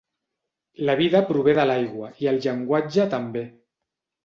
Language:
Catalan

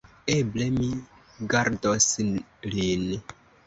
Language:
Esperanto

